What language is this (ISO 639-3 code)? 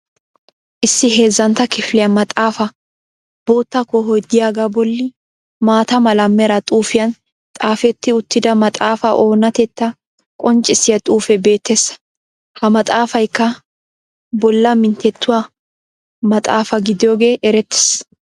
wal